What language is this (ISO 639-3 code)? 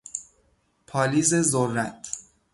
fas